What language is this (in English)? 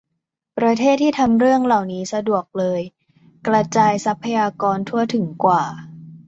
Thai